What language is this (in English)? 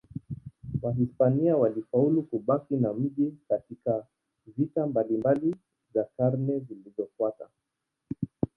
Swahili